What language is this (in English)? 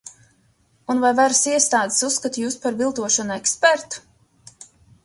Latvian